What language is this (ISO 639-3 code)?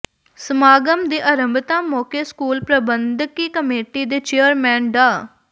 pan